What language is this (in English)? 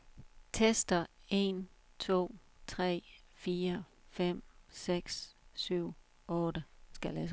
Danish